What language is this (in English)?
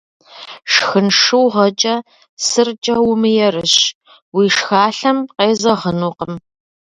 Kabardian